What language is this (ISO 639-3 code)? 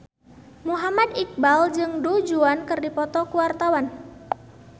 sun